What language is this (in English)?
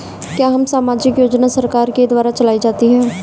Hindi